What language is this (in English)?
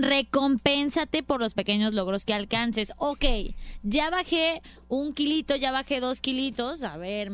Spanish